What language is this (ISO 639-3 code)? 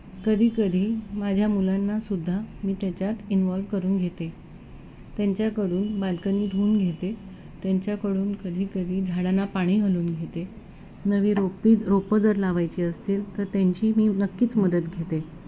mar